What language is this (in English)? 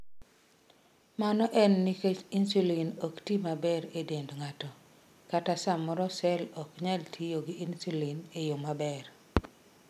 Luo (Kenya and Tanzania)